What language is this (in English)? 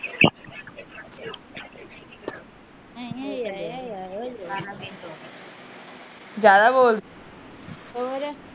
Punjabi